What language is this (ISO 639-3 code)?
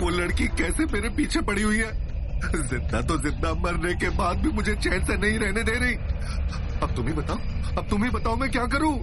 hin